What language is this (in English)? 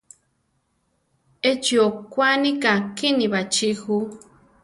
Central Tarahumara